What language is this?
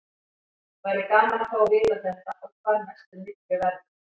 Icelandic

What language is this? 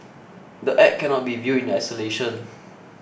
English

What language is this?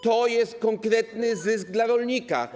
Polish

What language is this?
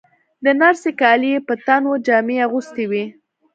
Pashto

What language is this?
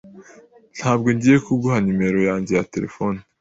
Kinyarwanda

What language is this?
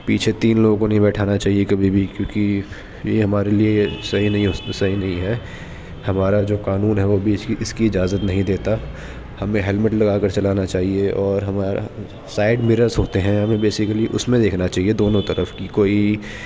Urdu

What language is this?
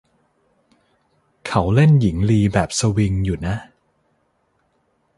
Thai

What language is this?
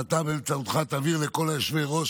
Hebrew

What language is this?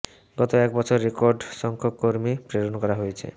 Bangla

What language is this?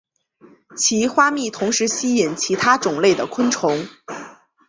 Chinese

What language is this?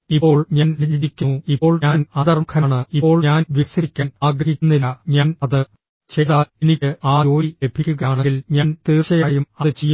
Malayalam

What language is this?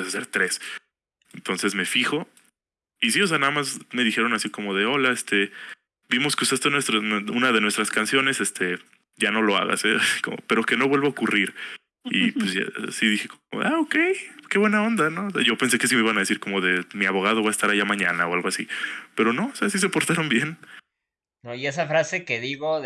Spanish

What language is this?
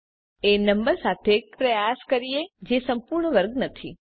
Gujarati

